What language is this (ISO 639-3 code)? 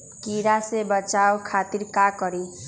mag